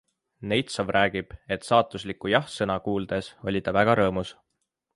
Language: Estonian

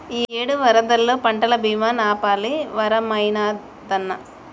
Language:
Telugu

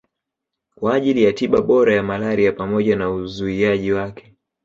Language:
Swahili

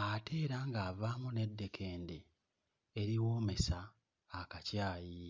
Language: Ganda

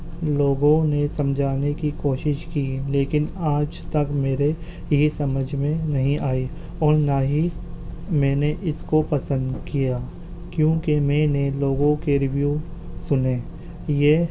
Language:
Urdu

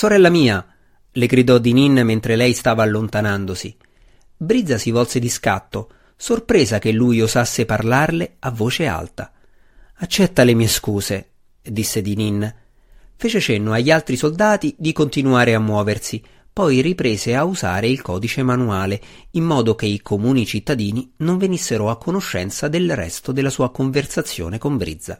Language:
Italian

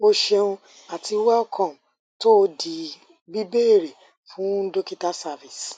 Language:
Yoruba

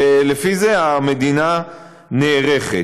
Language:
Hebrew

